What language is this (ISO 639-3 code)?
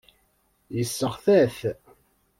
kab